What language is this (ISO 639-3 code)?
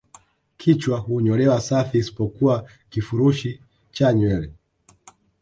swa